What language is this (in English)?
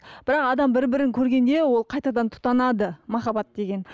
Kazakh